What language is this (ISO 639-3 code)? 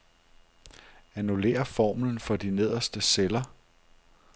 dan